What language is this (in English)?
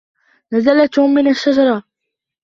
Arabic